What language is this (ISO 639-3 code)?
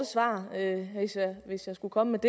dan